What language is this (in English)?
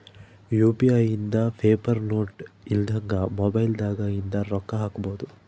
Kannada